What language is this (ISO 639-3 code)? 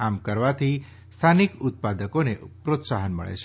guj